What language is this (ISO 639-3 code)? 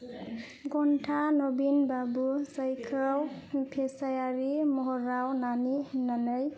brx